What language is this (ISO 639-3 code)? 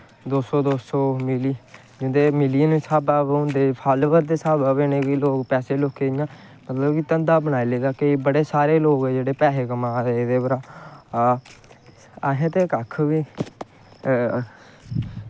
doi